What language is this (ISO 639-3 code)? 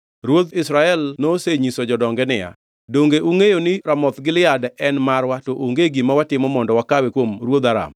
luo